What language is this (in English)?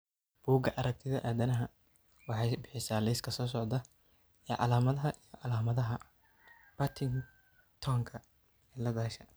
Somali